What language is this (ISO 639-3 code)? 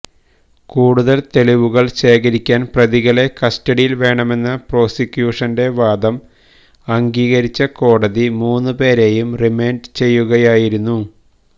mal